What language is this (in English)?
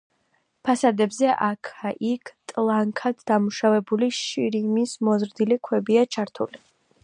Georgian